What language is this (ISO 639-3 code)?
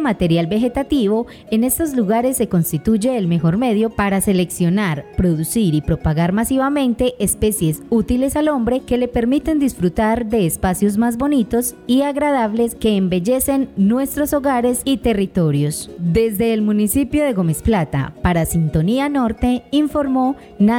spa